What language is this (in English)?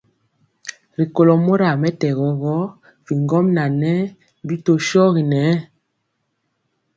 Mpiemo